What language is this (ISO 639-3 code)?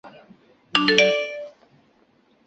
zho